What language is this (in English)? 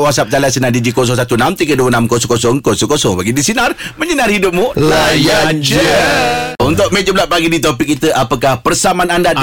Malay